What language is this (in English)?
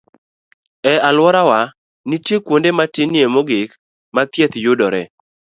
Luo (Kenya and Tanzania)